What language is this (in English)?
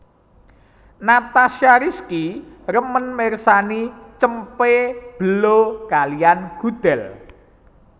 Javanese